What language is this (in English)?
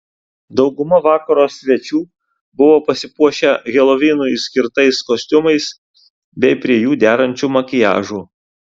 Lithuanian